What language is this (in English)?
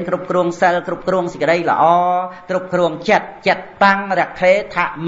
Vietnamese